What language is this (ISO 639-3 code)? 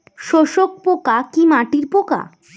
ben